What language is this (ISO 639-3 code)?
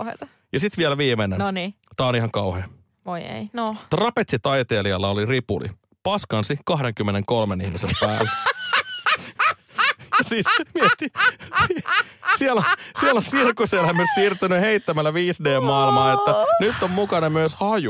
fin